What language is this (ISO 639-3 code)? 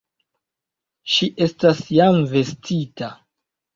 epo